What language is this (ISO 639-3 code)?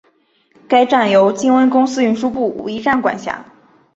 zho